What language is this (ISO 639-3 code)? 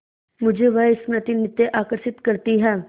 hin